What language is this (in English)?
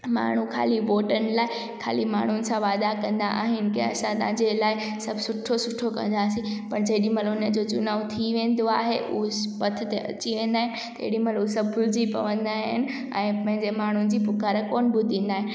Sindhi